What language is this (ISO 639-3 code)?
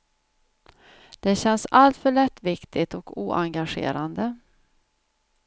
swe